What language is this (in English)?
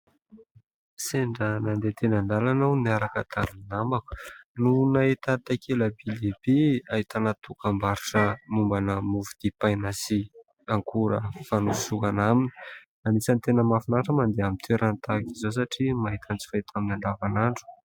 Malagasy